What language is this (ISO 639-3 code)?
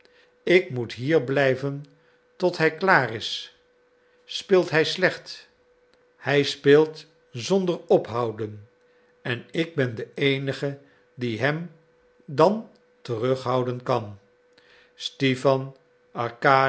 nld